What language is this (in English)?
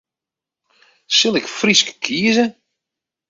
Western Frisian